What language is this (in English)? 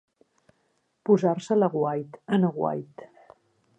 Catalan